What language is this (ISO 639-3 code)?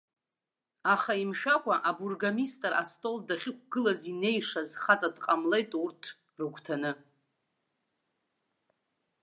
abk